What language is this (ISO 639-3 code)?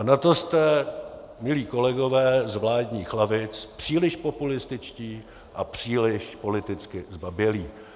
ces